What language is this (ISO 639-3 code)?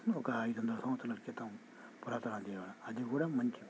tel